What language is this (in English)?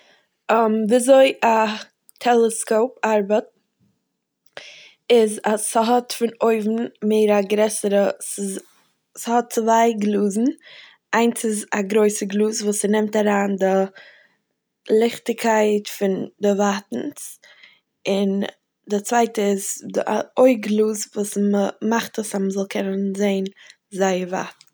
Yiddish